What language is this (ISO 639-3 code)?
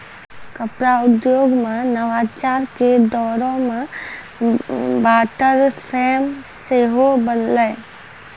mai